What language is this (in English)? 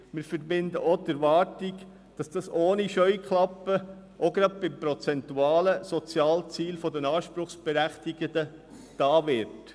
Swiss German